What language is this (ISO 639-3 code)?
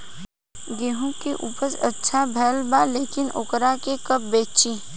bho